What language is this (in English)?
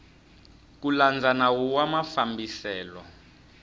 Tsonga